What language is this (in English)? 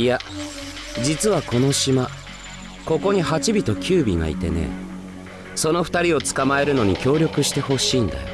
Japanese